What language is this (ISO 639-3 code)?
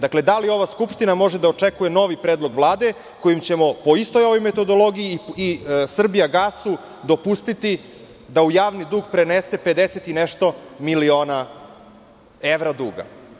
srp